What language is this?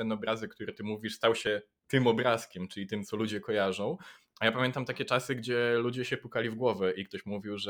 Polish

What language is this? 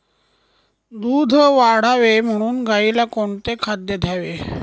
Marathi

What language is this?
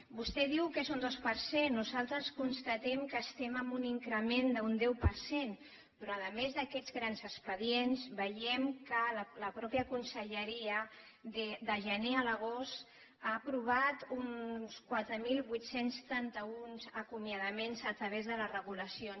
Catalan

